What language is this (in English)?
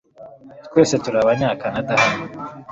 Kinyarwanda